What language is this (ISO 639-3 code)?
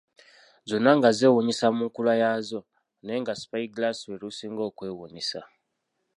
lug